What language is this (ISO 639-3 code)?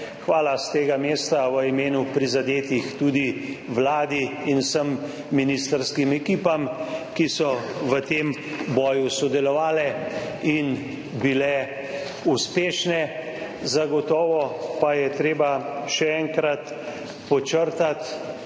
slv